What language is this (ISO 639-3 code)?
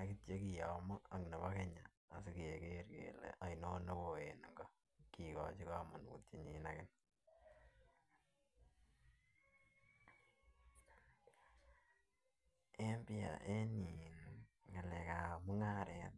kln